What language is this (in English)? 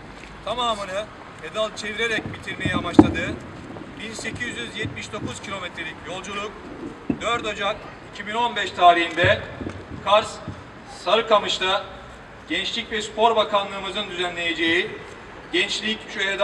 Turkish